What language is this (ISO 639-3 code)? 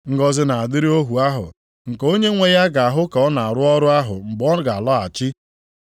ibo